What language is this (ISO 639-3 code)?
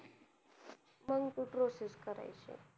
mar